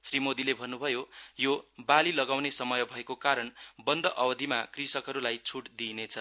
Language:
Nepali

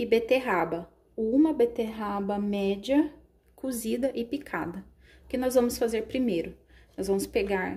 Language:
Portuguese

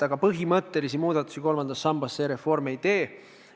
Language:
Estonian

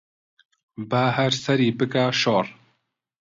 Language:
Central Kurdish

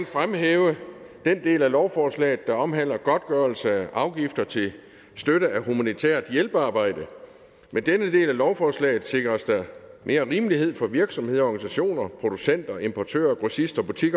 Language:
Danish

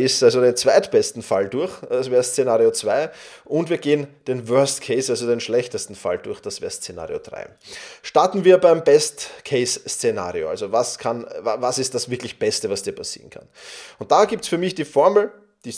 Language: German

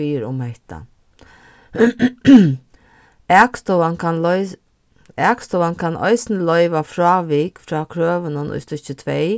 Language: Faroese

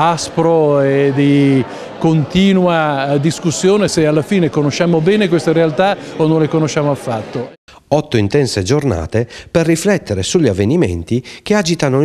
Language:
Italian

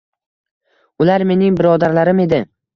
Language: Uzbek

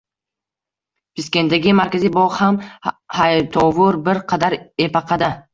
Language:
Uzbek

